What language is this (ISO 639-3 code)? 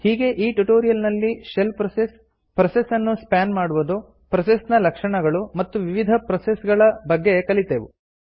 kan